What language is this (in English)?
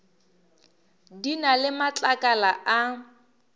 Northern Sotho